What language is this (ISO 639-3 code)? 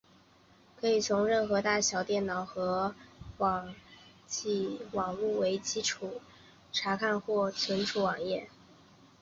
zho